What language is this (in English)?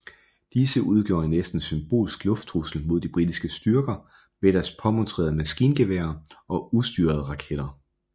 Danish